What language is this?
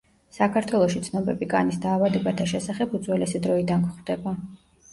Georgian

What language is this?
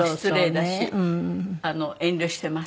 Japanese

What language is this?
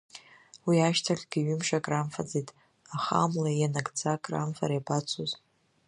Abkhazian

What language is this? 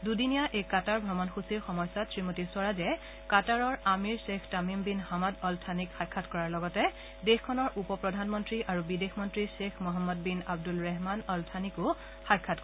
Assamese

